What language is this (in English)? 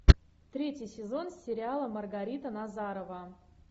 Russian